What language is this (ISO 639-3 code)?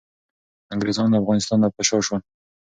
pus